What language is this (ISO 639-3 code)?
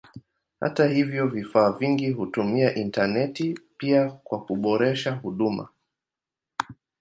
swa